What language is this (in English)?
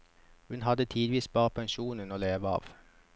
Norwegian